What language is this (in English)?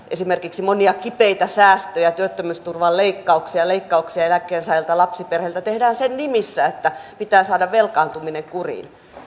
Finnish